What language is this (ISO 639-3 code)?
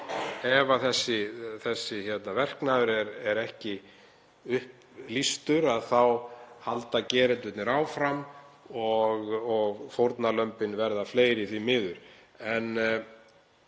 isl